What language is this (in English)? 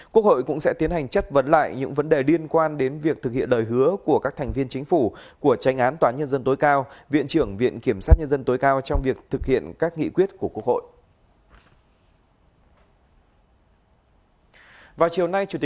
Vietnamese